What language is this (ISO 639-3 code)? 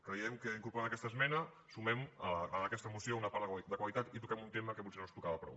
cat